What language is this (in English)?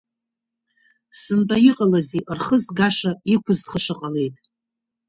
Abkhazian